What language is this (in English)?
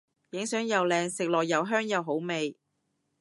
Cantonese